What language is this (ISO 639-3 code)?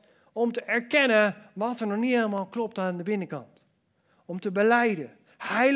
nld